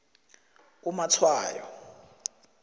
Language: South Ndebele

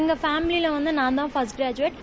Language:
Tamil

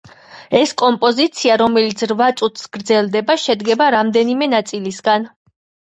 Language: Georgian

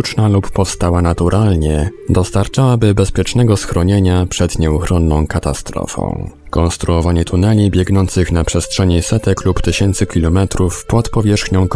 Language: Polish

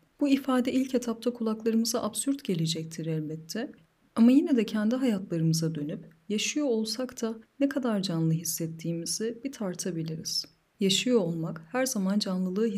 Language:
Turkish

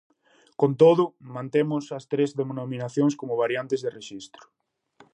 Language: Galician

